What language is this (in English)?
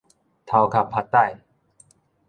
Min Nan Chinese